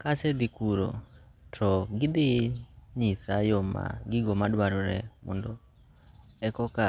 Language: Luo (Kenya and Tanzania)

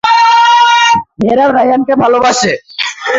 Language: Bangla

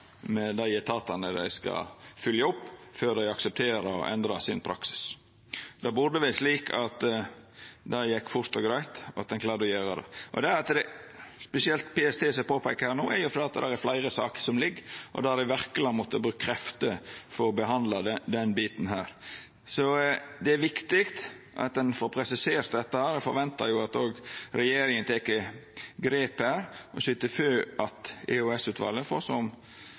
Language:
Norwegian Nynorsk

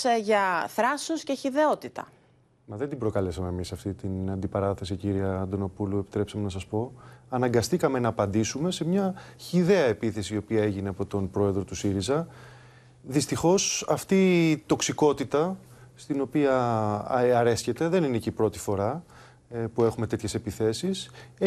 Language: Greek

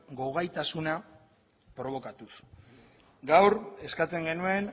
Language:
Basque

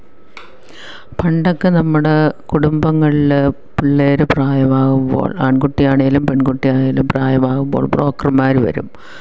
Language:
Malayalam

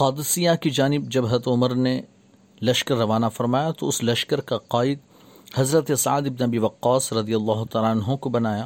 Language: Urdu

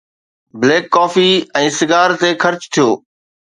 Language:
Sindhi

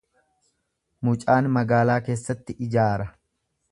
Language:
Oromo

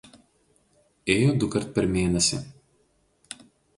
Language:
Lithuanian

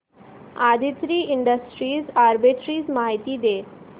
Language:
Marathi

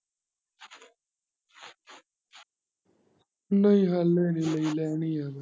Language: Punjabi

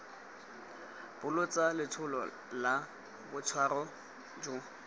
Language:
Tswana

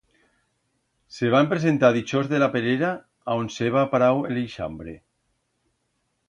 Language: Aragonese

